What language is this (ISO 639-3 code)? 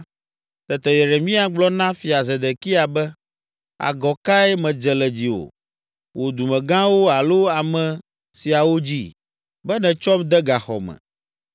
ewe